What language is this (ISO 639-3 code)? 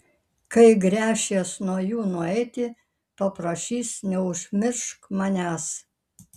lit